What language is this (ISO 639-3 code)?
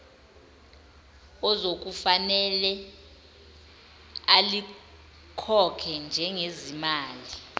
zul